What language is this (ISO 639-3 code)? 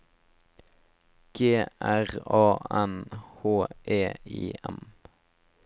nor